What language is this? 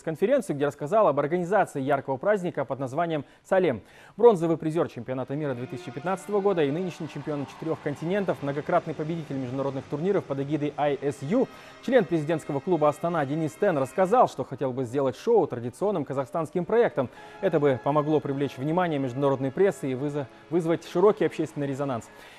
Russian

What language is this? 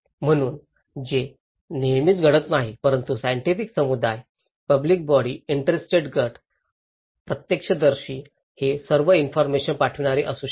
Marathi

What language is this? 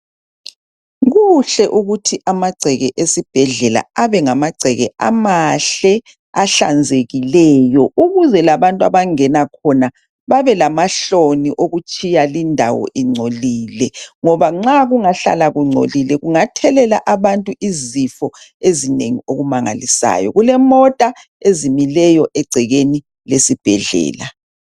North Ndebele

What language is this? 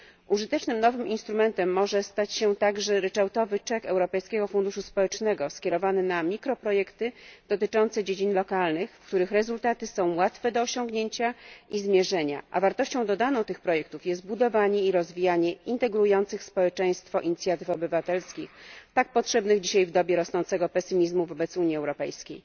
Polish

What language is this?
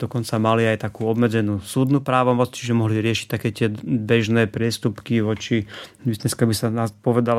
Slovak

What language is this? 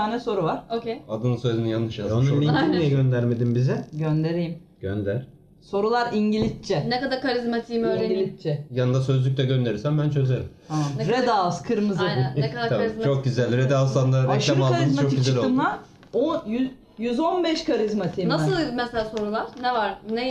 Turkish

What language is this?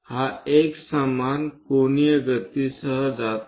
Marathi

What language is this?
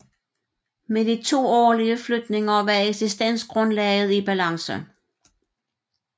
Danish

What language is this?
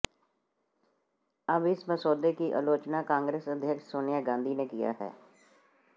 Hindi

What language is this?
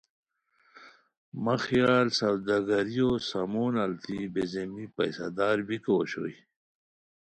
Khowar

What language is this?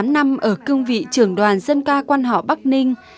Vietnamese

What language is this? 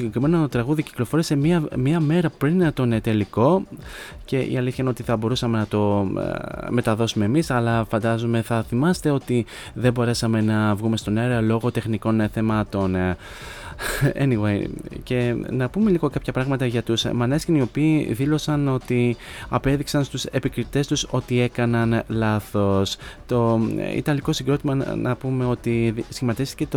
Greek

